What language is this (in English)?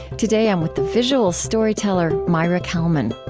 English